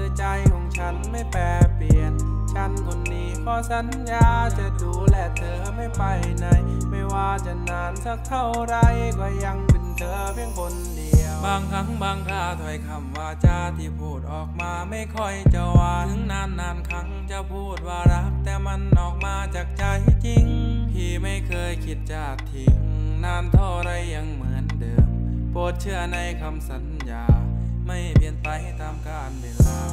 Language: Thai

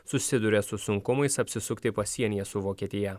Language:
Lithuanian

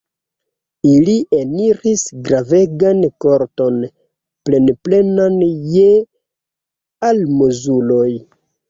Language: Esperanto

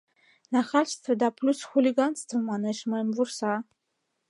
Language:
Mari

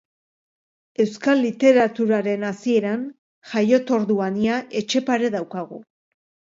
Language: Basque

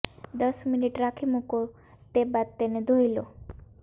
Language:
Gujarati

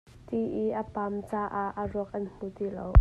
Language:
Hakha Chin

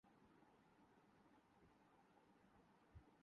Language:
Urdu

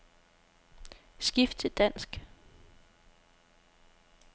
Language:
Danish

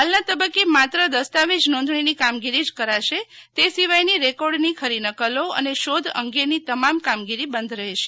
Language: Gujarati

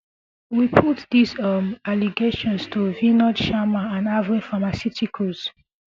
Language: Nigerian Pidgin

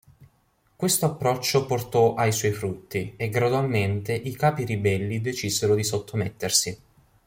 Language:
Italian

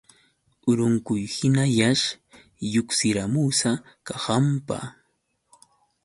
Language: Yauyos Quechua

